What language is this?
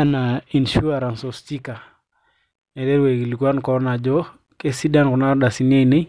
Masai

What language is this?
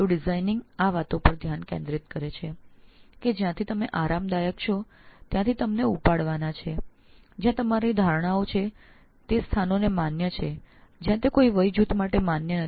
Gujarati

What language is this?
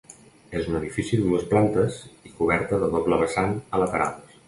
Catalan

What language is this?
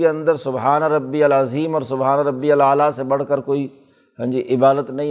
Urdu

